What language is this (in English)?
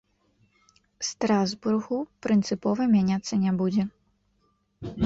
Belarusian